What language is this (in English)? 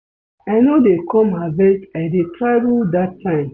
Nigerian Pidgin